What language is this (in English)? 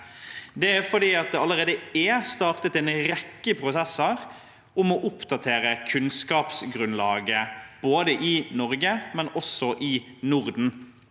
Norwegian